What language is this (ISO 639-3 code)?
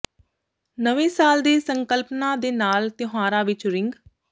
pan